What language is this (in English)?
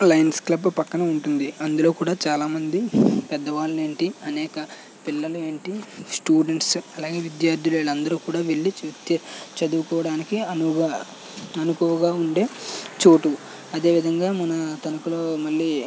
Telugu